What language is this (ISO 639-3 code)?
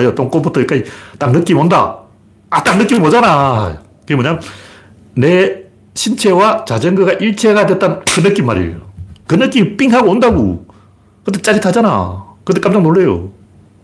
kor